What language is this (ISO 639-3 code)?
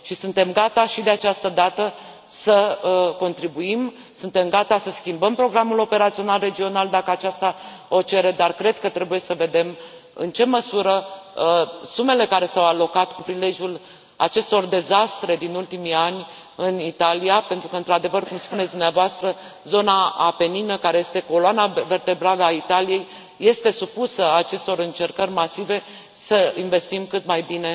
ron